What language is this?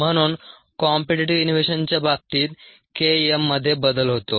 Marathi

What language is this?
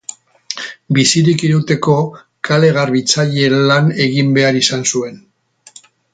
Basque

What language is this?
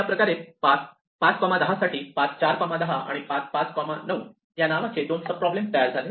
Marathi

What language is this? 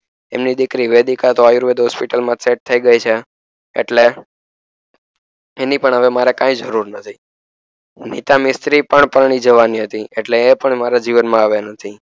Gujarati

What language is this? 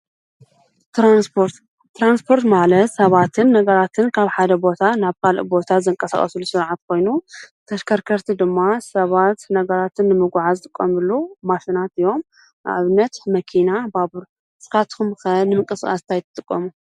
Tigrinya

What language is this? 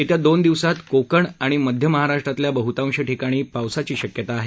Marathi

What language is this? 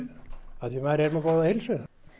Icelandic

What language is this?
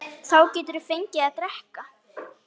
Icelandic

